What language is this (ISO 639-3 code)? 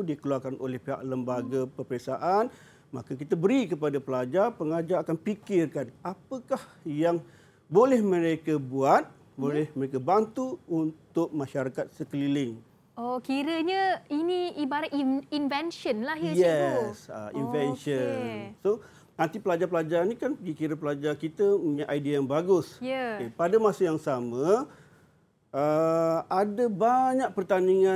msa